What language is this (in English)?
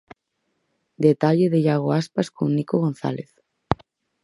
Galician